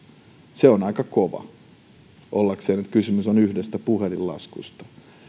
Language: Finnish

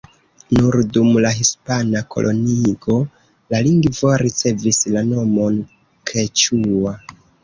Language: Esperanto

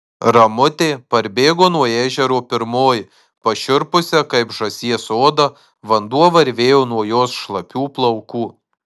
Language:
Lithuanian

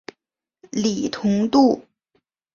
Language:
Chinese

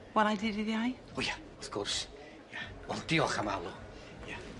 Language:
Welsh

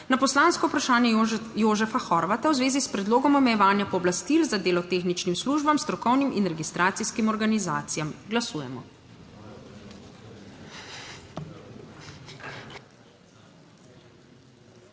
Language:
Slovenian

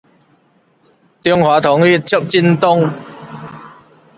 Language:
Min Nan Chinese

